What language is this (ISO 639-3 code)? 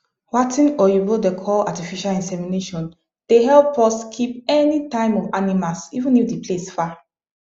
pcm